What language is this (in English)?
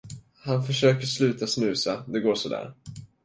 Swedish